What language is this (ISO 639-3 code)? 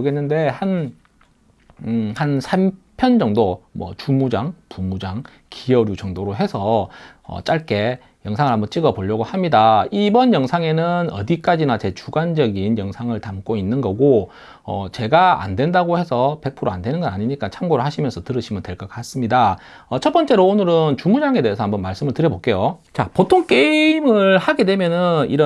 kor